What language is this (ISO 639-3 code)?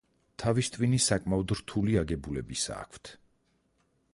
kat